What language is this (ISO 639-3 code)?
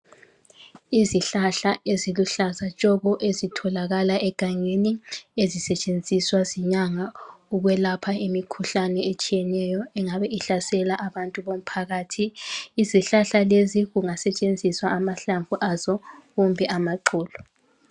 nde